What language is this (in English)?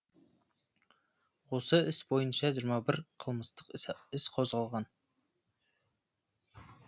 Kazakh